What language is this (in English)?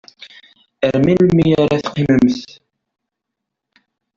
Kabyle